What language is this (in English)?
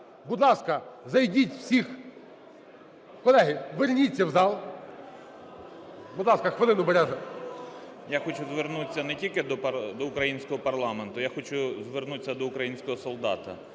Ukrainian